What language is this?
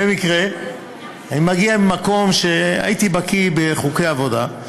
Hebrew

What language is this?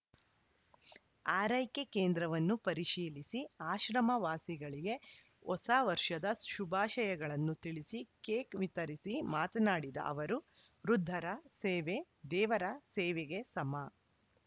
Kannada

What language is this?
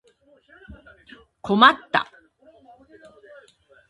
Japanese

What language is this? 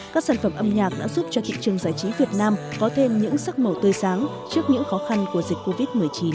Vietnamese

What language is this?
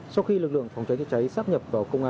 Vietnamese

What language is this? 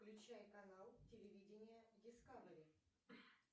Russian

